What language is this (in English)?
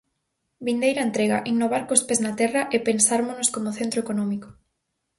Galician